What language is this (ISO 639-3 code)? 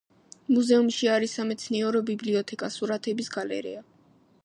kat